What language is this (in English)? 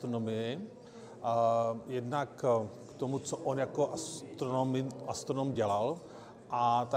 Czech